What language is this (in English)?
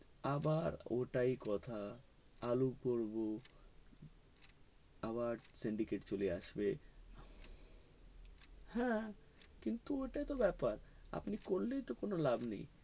Bangla